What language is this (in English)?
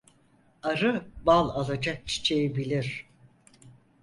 Turkish